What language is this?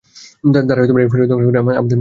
Bangla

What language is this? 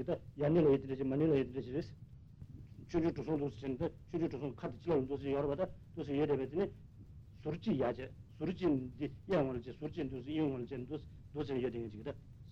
Italian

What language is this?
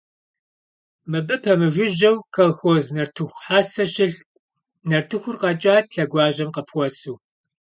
Kabardian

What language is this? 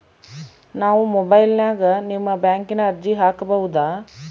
Kannada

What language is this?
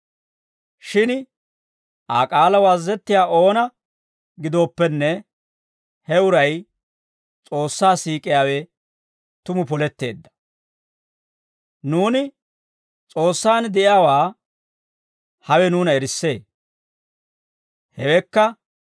Dawro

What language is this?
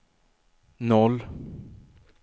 Swedish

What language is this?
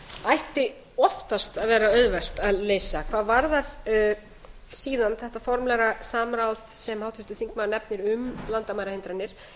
Icelandic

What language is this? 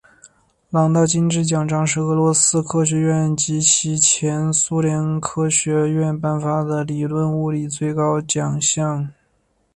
Chinese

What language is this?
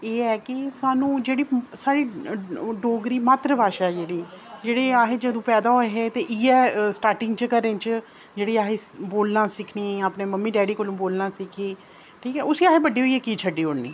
Dogri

